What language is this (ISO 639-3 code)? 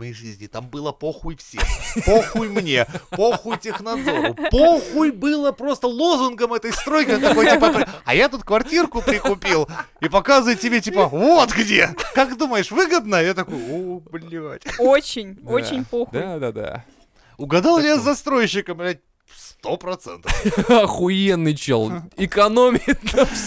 rus